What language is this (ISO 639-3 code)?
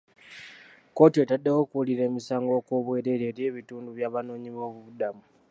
lug